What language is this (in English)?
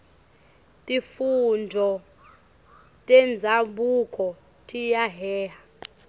Swati